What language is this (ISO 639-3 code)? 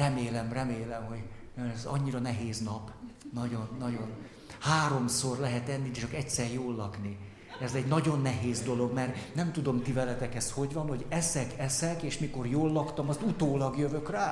hun